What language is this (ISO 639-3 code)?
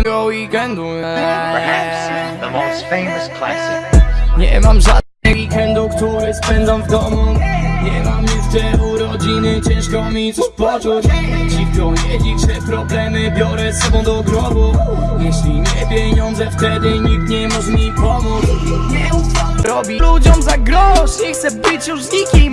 nld